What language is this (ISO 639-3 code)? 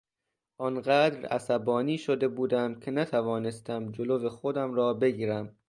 fas